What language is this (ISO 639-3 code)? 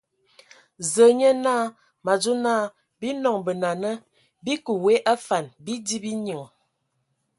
ewo